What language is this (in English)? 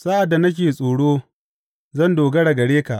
Hausa